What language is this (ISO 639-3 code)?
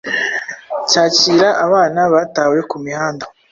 kin